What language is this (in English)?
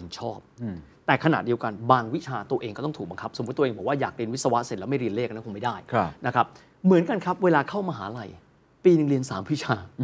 Thai